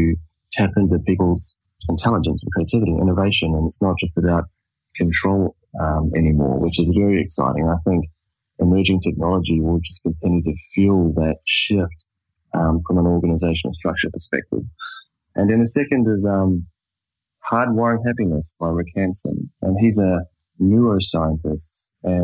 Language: English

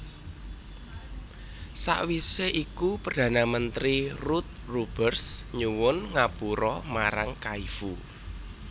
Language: Javanese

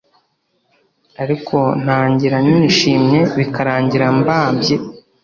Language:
Kinyarwanda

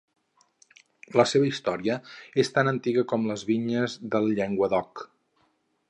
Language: Catalan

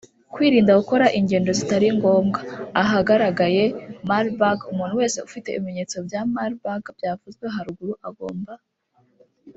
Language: Kinyarwanda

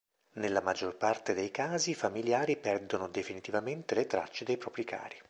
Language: Italian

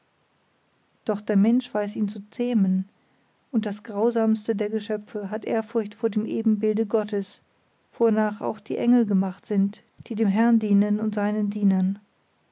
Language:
German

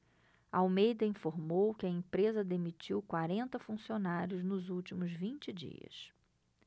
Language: Portuguese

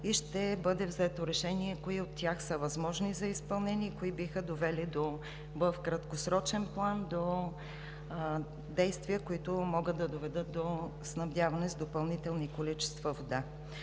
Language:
Bulgarian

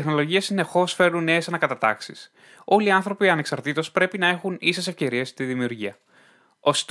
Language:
Greek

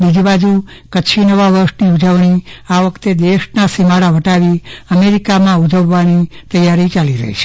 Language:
Gujarati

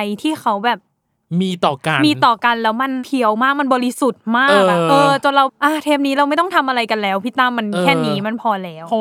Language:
Thai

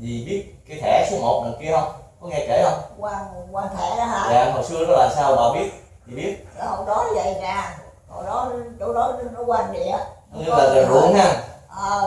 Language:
Vietnamese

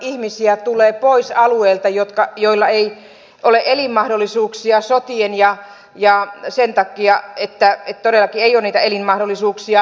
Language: Finnish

